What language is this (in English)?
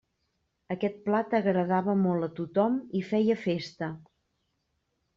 Catalan